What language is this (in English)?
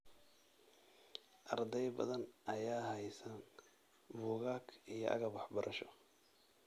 Somali